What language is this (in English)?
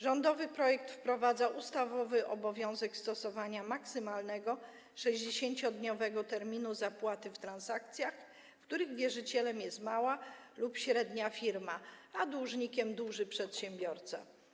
Polish